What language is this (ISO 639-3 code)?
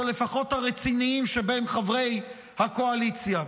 heb